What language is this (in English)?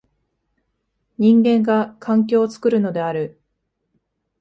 Japanese